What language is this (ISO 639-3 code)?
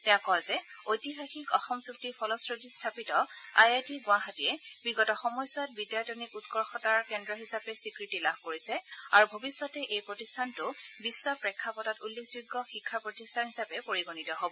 asm